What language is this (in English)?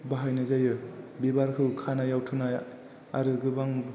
Bodo